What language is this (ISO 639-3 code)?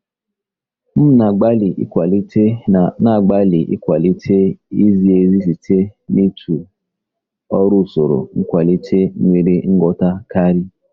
ibo